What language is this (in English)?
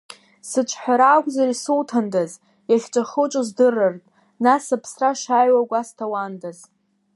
Abkhazian